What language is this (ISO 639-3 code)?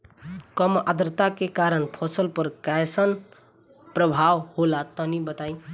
bho